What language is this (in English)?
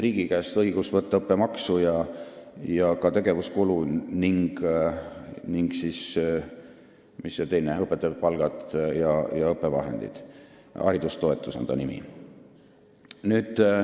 Estonian